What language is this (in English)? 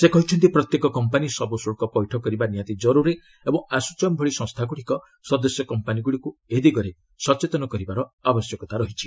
Odia